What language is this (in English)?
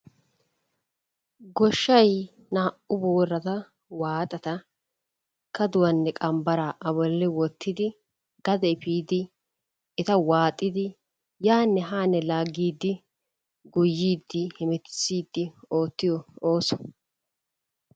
Wolaytta